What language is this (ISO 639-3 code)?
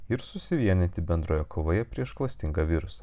lit